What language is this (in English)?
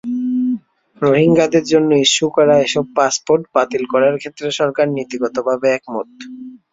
Bangla